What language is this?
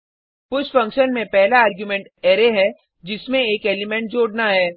Hindi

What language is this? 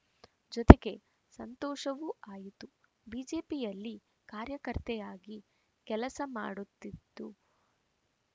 Kannada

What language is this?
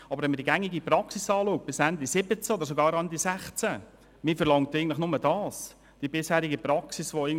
Swiss German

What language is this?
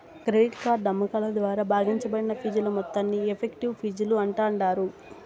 Telugu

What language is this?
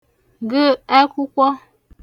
Igbo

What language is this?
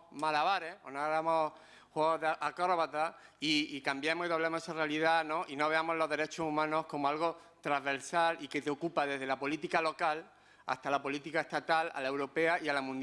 Spanish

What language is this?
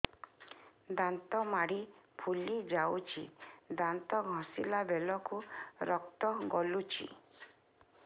Odia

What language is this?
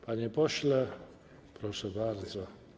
Polish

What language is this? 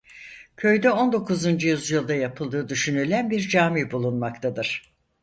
Turkish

